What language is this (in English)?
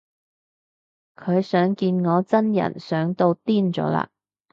Cantonese